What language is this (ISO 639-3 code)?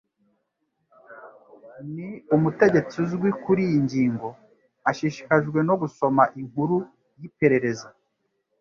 kin